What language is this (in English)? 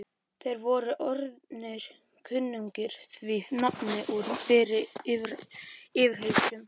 Icelandic